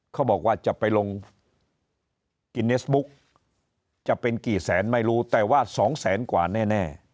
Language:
Thai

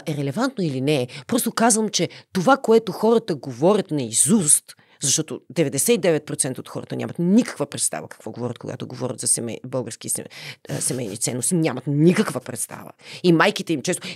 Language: Bulgarian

